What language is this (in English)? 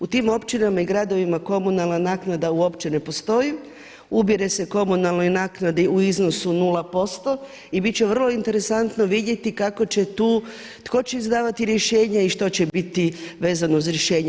Croatian